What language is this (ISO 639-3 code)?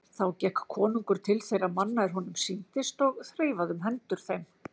isl